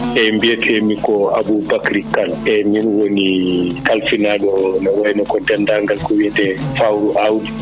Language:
Fula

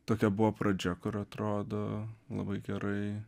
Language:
Lithuanian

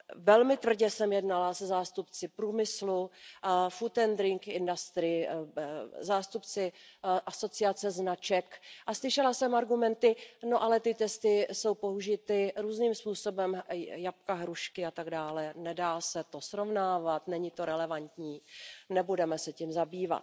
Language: Czech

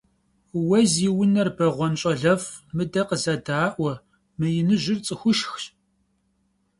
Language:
Kabardian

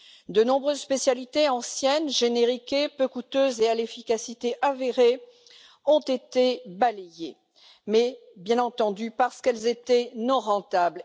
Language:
French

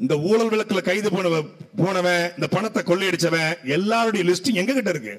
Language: Hindi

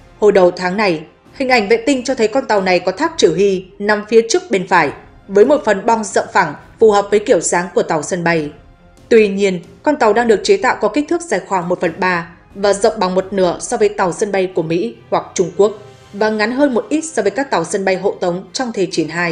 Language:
Vietnamese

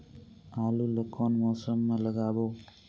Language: Chhattisgarhi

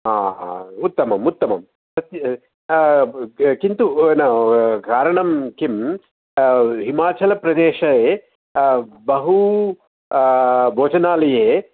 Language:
Sanskrit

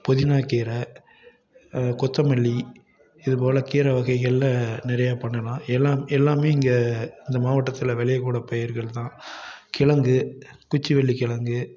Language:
Tamil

